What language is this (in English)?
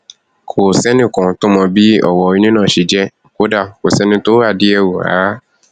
Yoruba